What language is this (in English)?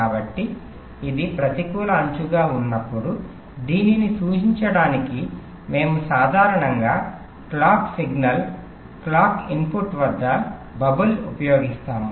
Telugu